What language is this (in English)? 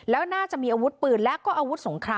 Thai